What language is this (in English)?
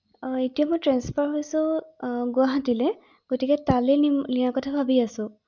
Assamese